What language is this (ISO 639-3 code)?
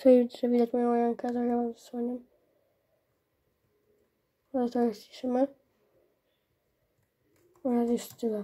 pol